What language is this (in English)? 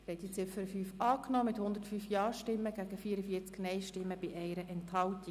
Swiss German